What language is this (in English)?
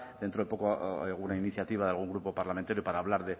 Spanish